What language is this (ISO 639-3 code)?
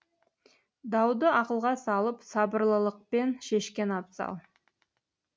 kaz